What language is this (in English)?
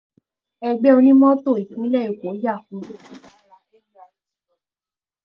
Yoruba